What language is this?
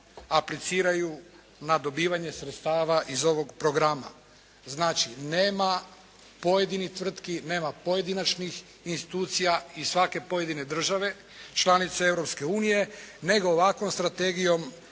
Croatian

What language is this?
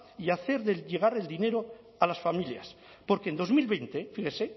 Spanish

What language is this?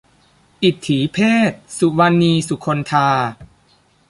Thai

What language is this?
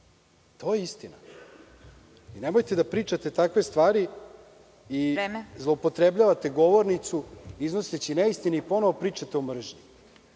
Serbian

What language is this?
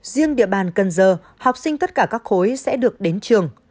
Vietnamese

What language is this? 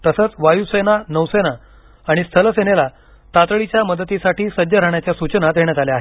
Marathi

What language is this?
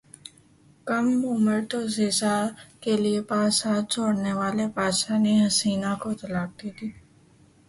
Urdu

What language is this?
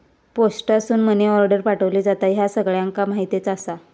Marathi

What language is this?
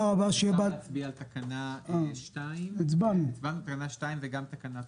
Hebrew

